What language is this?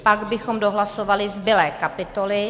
Czech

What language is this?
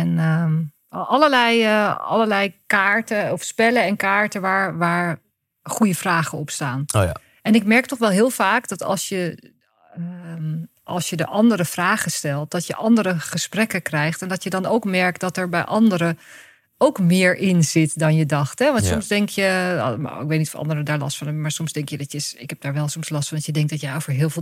Dutch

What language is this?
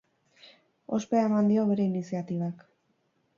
Basque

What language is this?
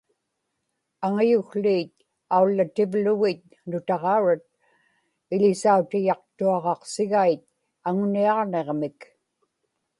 Inupiaq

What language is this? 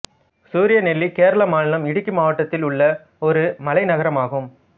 Tamil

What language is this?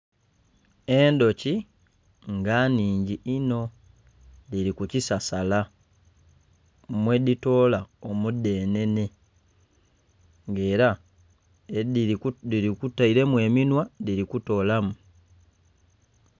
Soga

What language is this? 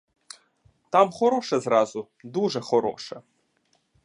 Ukrainian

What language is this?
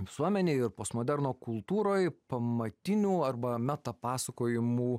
Lithuanian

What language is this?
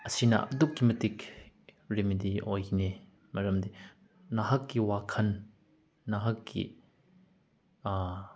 Manipuri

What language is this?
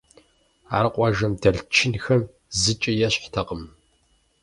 Kabardian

